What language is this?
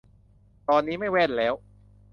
Thai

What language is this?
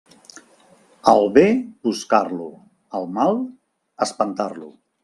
Catalan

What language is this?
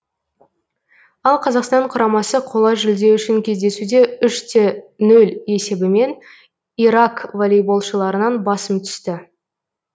Kazakh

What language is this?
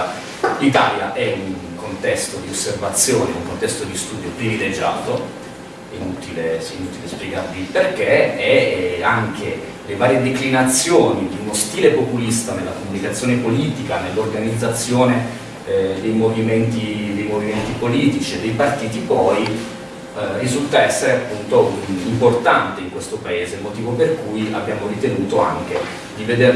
Italian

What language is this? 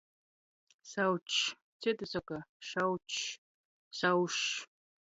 Latgalian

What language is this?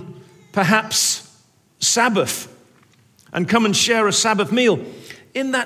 English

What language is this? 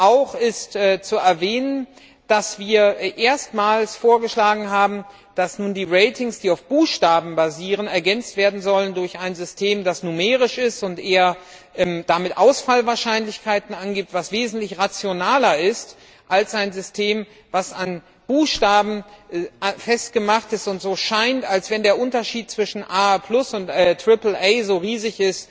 German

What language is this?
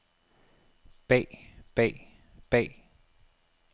Danish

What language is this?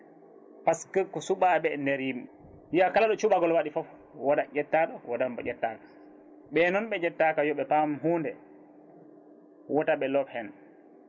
Fula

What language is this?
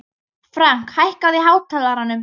Icelandic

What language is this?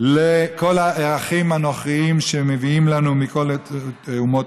Hebrew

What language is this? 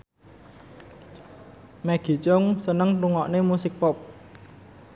Javanese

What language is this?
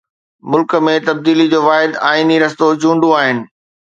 Sindhi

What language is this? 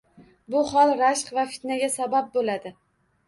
Uzbek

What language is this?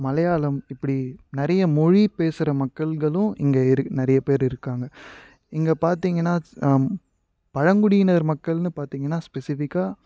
Tamil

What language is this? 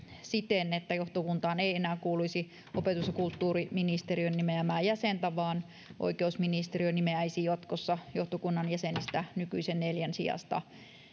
Finnish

